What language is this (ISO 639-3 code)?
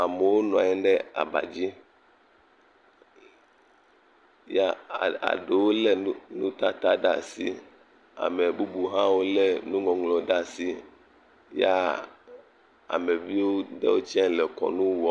ewe